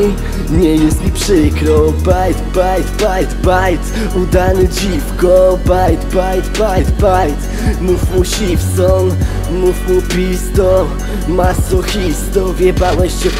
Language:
Polish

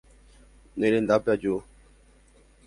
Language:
Guarani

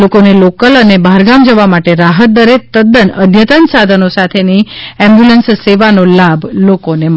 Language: Gujarati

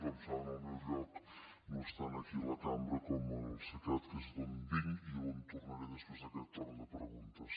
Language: Catalan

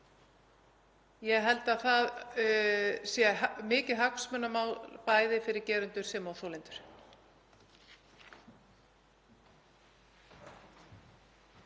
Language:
Icelandic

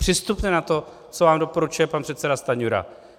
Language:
Czech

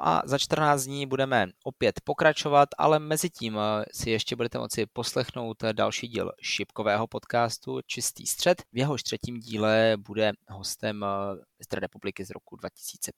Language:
Czech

